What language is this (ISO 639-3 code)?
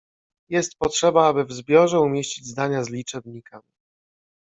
pol